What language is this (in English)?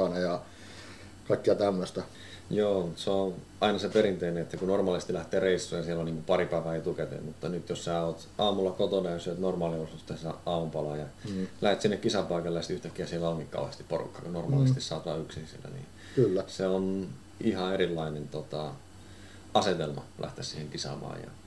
Finnish